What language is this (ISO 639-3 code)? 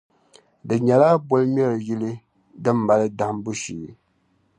dag